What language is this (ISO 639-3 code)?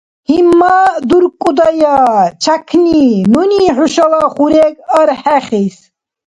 dar